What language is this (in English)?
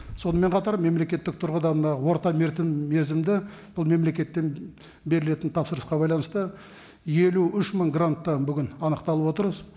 Kazakh